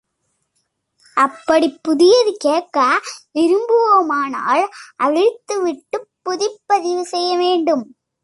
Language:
Tamil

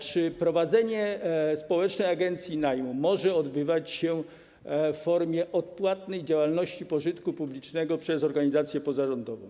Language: Polish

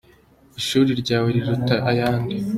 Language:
Kinyarwanda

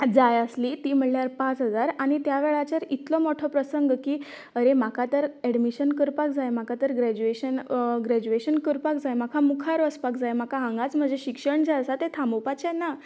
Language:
Konkani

